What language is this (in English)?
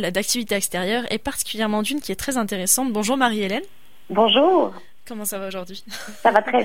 French